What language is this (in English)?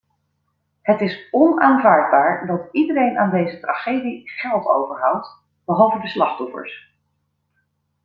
Dutch